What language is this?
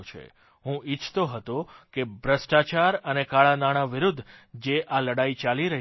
Gujarati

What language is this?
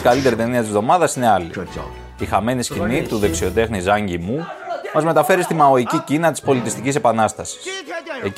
Greek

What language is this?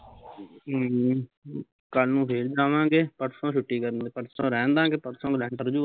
Punjabi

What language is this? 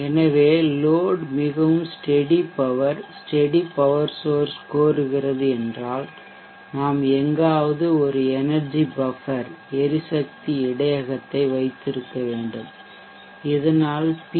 Tamil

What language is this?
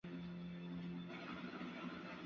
Chinese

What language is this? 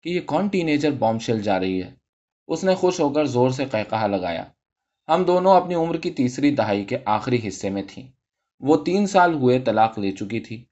Urdu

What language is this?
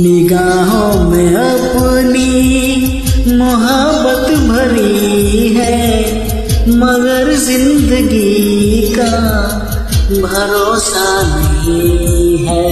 Hindi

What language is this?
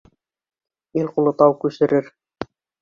Bashkir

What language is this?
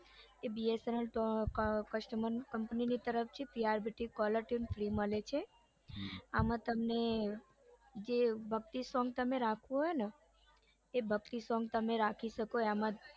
Gujarati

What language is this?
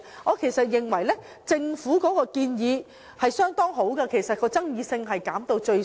Cantonese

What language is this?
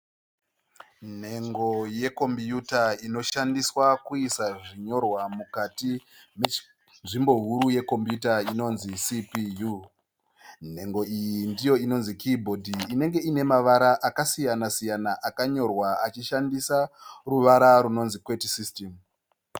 Shona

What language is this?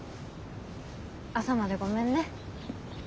Japanese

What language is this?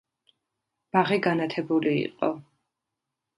Georgian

